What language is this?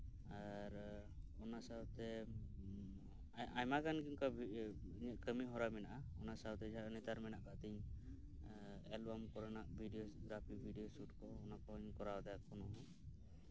Santali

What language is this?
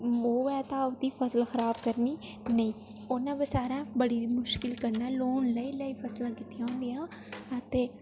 Dogri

